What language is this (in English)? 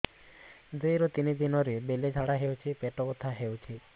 Odia